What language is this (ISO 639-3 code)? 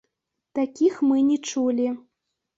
bel